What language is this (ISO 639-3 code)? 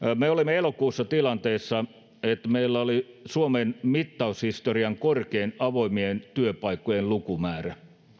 fin